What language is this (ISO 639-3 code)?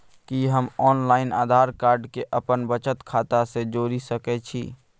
mai